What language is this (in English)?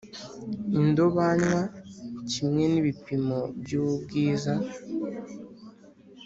Kinyarwanda